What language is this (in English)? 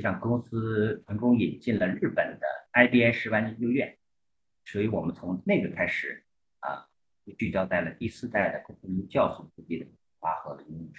Chinese